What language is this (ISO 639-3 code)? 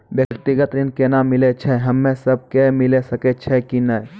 mai